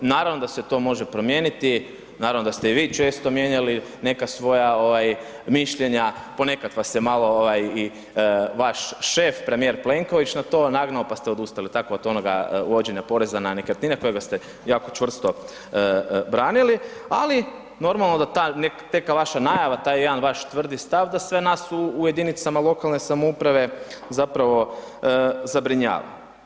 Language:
Croatian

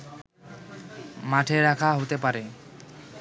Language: Bangla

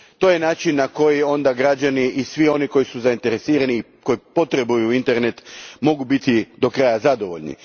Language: Croatian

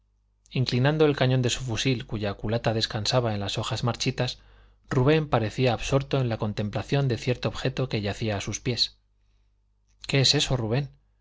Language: Spanish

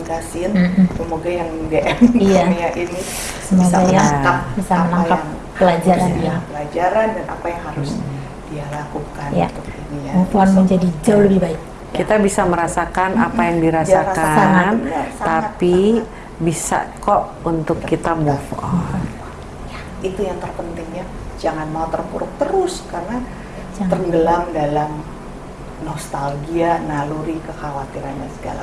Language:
Indonesian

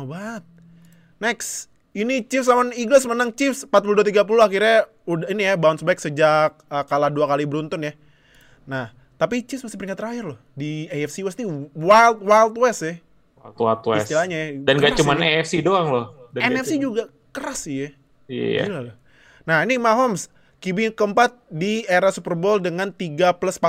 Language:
Indonesian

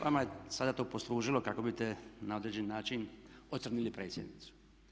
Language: Croatian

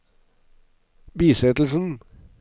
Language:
Norwegian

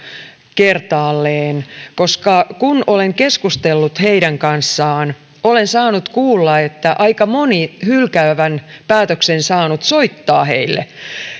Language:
Finnish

